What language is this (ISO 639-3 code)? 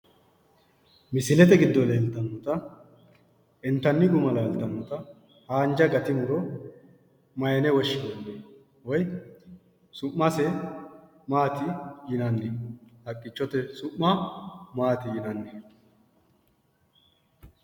sid